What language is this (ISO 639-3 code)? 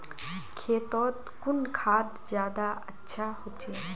mag